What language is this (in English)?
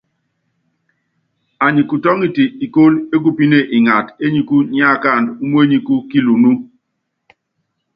Yangben